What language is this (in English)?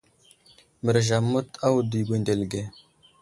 Wuzlam